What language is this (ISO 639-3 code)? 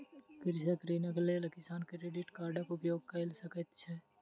mai